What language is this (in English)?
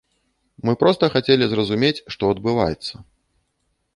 Belarusian